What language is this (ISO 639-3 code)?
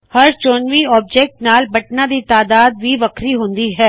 pan